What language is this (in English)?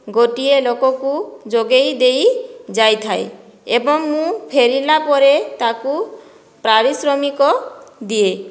Odia